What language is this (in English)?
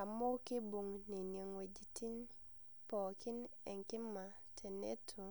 Masai